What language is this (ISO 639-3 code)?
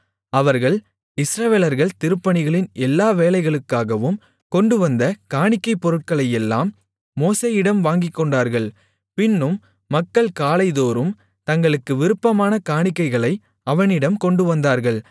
tam